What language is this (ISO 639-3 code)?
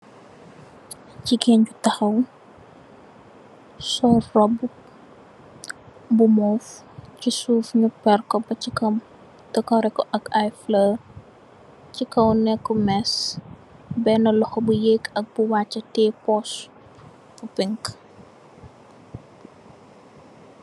wol